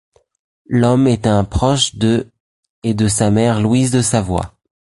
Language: French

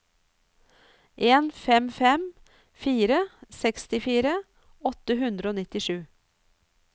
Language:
Norwegian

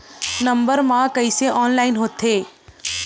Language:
Chhattisgarhi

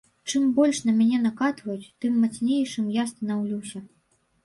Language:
Belarusian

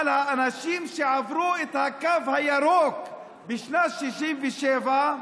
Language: Hebrew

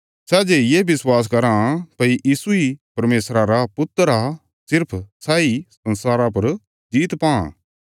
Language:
Bilaspuri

